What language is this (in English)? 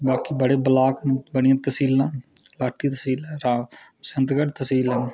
Dogri